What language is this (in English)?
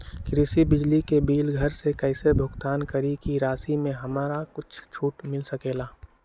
Magahi